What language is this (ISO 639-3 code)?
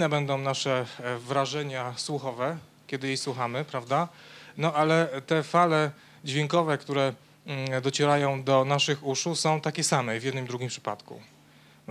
pol